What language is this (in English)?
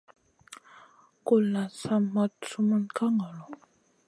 Masana